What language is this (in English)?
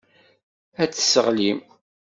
Kabyle